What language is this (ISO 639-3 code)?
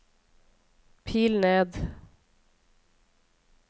nor